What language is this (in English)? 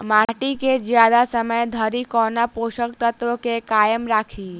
Maithili